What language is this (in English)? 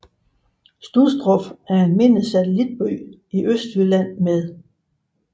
Danish